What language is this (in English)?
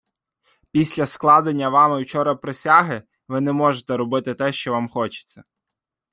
Ukrainian